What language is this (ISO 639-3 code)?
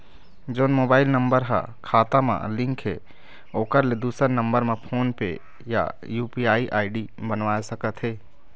hne